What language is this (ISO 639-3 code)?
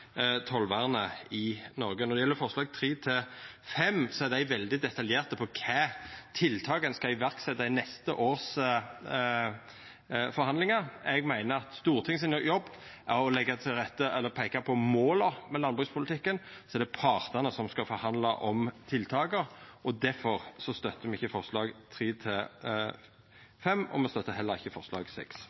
nno